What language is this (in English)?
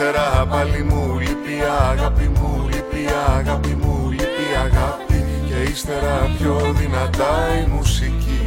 Greek